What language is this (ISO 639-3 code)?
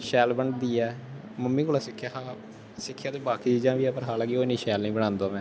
doi